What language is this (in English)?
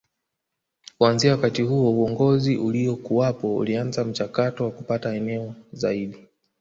Swahili